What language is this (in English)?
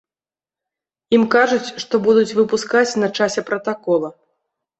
Belarusian